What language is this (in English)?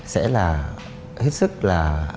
Vietnamese